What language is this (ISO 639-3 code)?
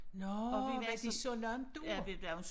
dan